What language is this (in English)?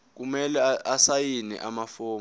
Zulu